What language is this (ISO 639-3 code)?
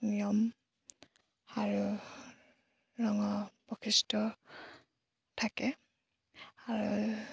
asm